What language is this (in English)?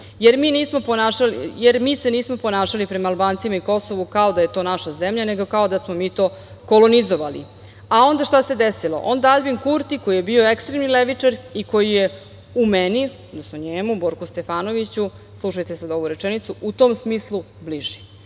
Serbian